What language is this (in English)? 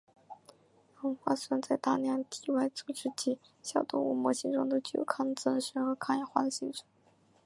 Chinese